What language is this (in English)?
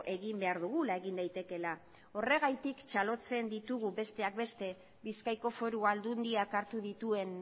Basque